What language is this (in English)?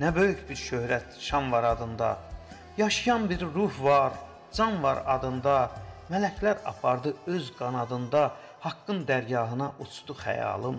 Turkish